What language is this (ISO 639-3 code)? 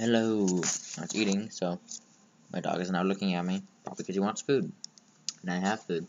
eng